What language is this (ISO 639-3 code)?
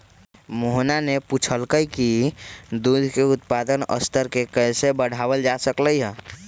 mag